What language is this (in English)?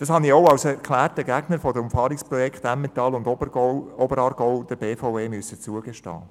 Swiss German